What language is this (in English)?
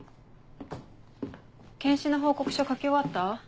Japanese